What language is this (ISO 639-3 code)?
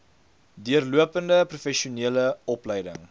afr